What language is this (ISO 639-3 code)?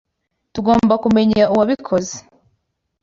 kin